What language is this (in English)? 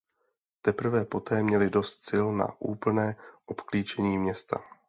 Czech